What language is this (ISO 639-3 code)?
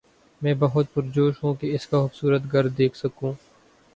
urd